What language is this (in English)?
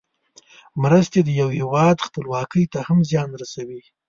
Pashto